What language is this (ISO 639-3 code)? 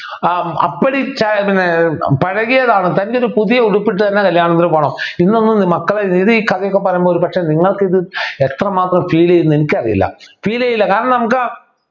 mal